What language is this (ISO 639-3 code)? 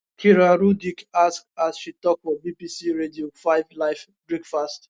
pcm